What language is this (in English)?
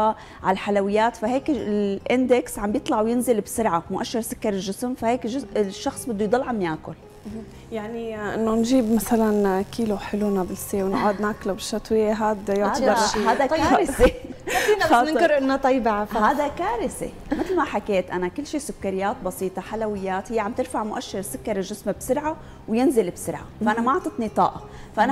Arabic